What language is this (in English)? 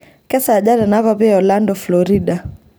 Masai